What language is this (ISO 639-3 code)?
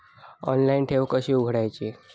mar